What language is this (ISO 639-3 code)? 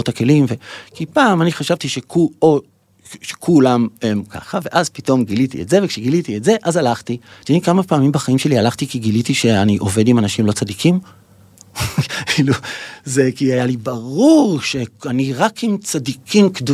heb